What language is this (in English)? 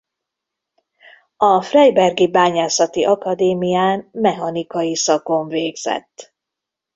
Hungarian